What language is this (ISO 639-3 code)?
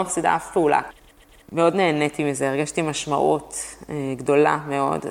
heb